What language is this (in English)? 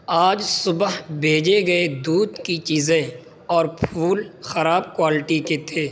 Urdu